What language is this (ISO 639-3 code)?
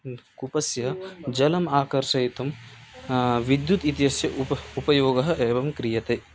san